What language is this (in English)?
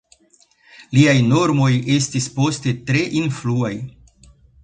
Esperanto